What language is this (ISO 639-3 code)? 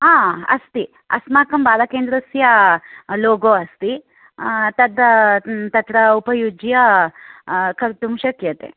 san